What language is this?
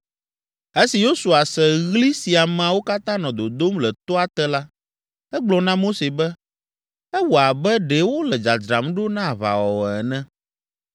Ewe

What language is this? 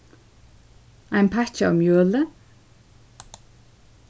Faroese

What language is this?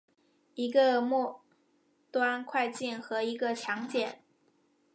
Chinese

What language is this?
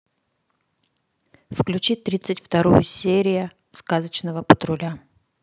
Russian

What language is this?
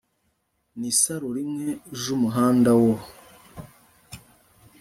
Kinyarwanda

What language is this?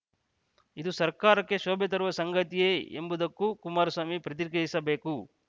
Kannada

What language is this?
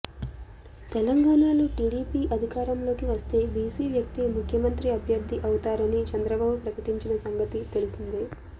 Telugu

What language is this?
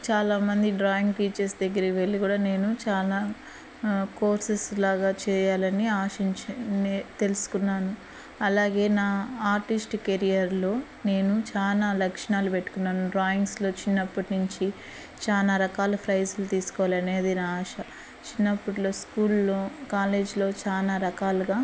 Telugu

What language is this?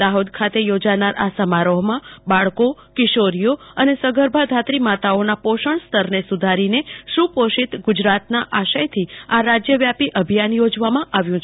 Gujarati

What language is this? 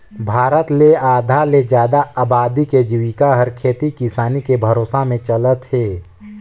Chhattisgarhi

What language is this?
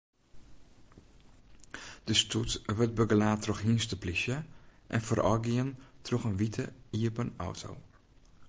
Western Frisian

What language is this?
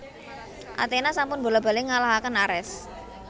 Javanese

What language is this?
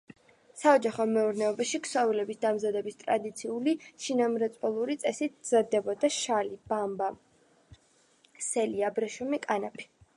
Georgian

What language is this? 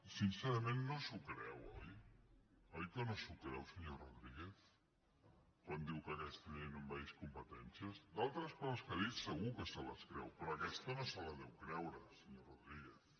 Catalan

